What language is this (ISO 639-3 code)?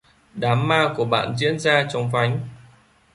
vie